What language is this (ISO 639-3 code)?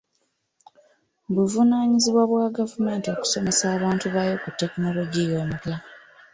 lug